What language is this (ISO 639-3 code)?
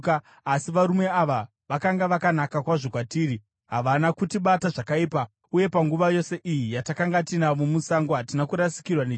sna